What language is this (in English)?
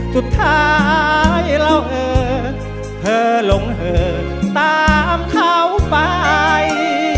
Thai